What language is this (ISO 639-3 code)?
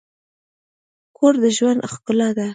pus